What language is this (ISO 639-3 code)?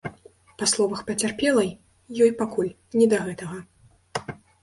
bel